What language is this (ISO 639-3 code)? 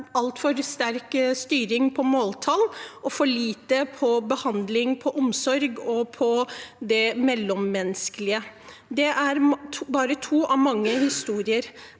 nor